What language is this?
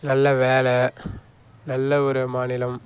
Tamil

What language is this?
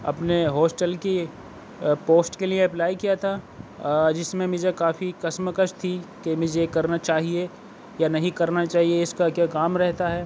Urdu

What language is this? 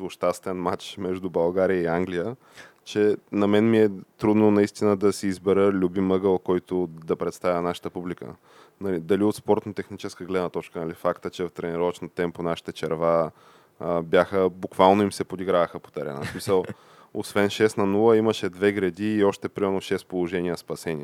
Bulgarian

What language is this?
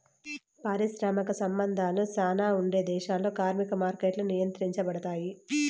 Telugu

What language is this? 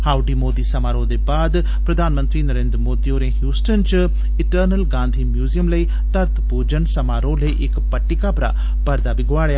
Dogri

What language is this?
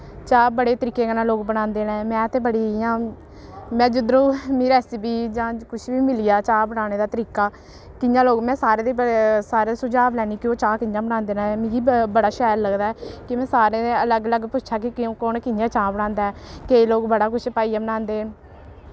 Dogri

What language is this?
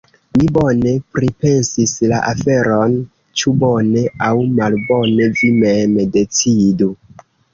Esperanto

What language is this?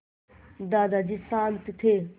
Hindi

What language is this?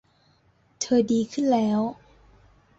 Thai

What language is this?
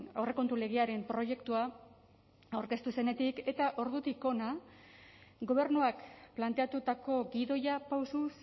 Basque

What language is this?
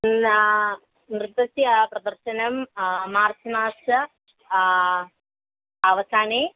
Sanskrit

